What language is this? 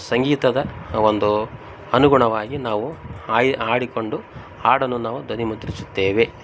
Kannada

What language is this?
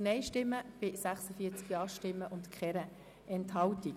Swiss German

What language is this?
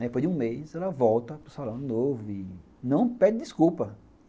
Portuguese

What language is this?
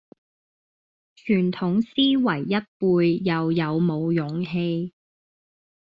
Cantonese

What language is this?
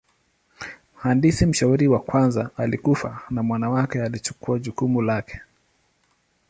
Swahili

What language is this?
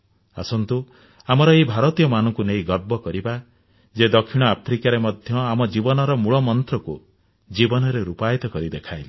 Odia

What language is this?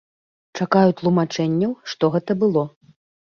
Belarusian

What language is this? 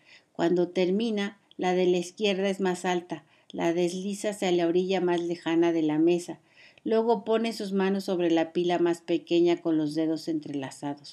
Spanish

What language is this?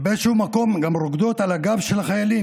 Hebrew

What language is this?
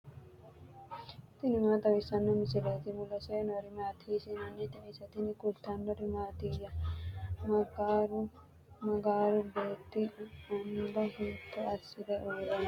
Sidamo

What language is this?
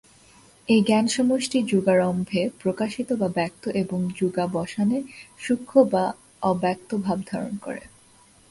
Bangla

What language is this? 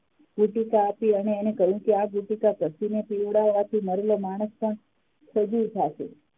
Gujarati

